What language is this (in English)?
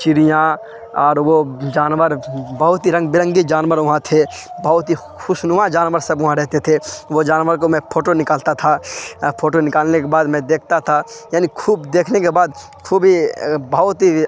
Urdu